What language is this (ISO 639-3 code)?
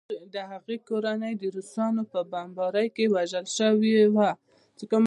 pus